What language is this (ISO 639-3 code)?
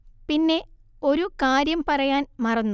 mal